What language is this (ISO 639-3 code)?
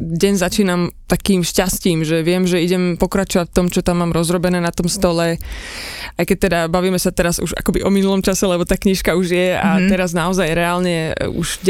slk